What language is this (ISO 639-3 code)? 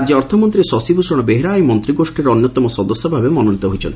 ori